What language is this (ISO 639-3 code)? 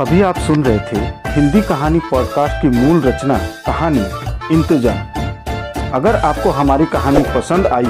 hin